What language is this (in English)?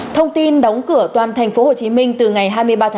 Vietnamese